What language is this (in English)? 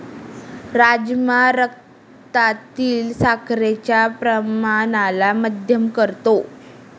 Marathi